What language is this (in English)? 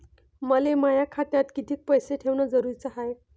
Marathi